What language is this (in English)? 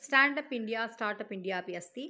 Sanskrit